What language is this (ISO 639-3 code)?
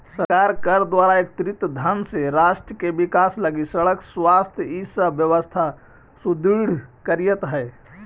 mag